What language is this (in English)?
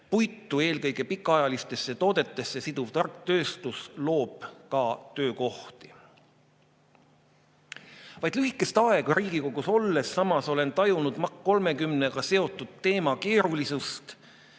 Estonian